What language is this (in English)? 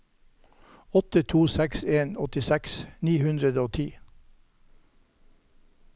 Norwegian